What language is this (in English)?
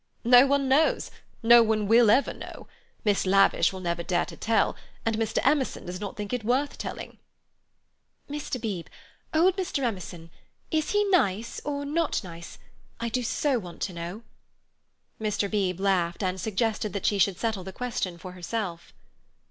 English